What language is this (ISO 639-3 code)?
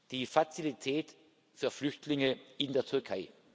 deu